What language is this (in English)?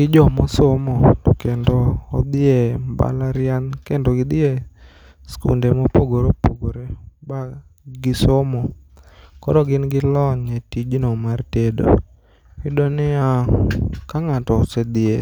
Luo (Kenya and Tanzania)